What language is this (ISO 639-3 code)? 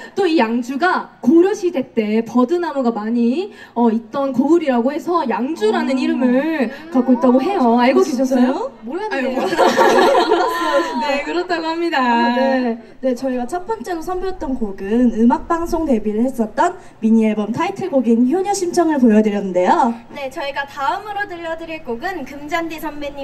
kor